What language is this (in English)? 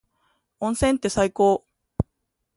Japanese